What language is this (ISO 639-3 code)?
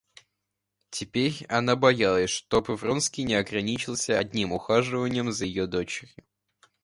rus